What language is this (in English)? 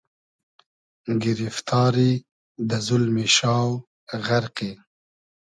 Hazaragi